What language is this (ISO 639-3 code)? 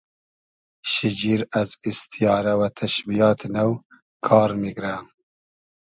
haz